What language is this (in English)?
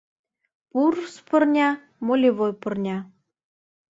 Mari